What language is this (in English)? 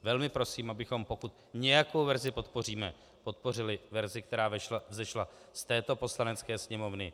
Czech